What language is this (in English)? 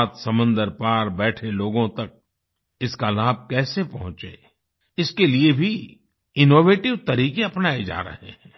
Hindi